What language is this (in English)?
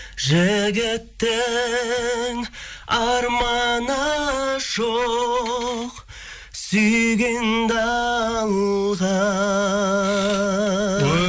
Kazakh